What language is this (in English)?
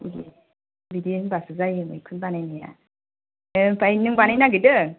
Bodo